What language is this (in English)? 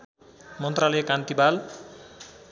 Nepali